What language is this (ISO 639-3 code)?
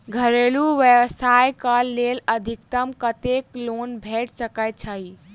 mai